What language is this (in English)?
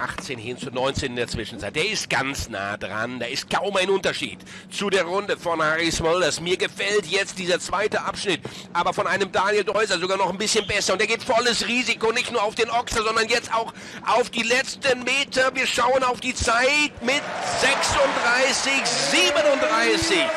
German